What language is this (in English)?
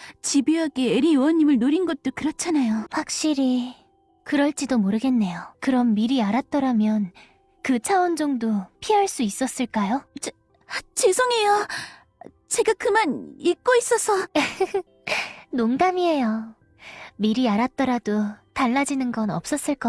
Korean